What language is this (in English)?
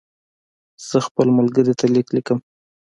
Pashto